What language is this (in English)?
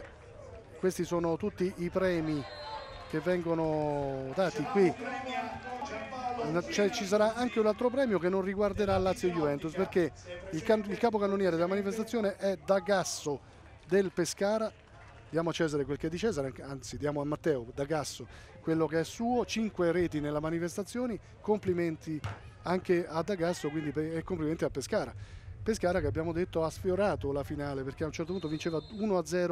Italian